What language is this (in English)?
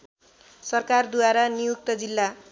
Nepali